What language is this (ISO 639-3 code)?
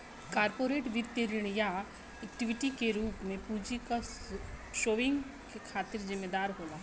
bho